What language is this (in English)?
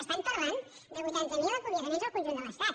Catalan